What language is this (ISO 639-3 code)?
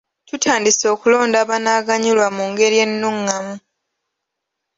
lug